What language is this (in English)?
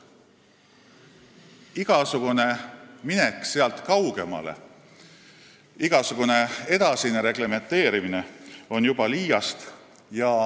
Estonian